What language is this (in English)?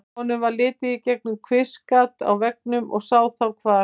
Icelandic